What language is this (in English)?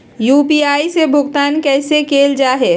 Magahi